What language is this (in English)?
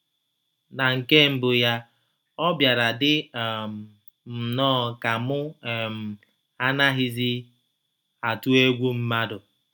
Igbo